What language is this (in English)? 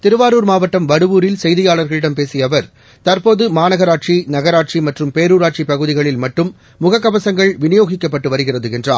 Tamil